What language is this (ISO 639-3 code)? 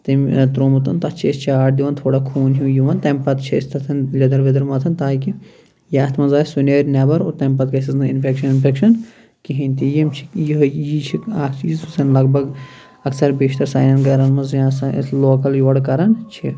kas